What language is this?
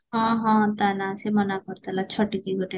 Odia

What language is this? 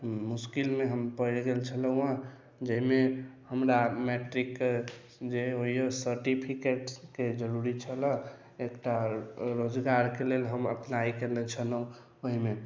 Maithili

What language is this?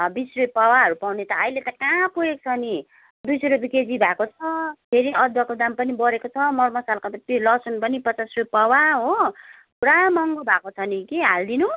Nepali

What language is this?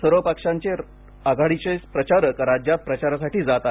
Marathi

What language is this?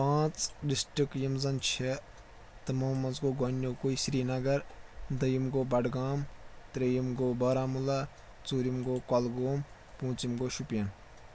Kashmiri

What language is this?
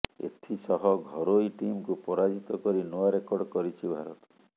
Odia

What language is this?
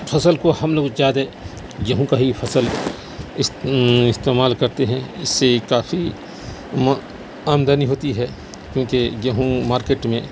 Urdu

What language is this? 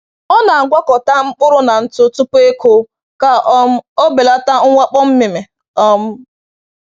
Igbo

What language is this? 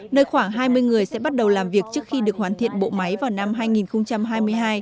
Vietnamese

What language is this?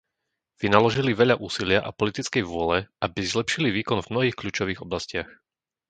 Slovak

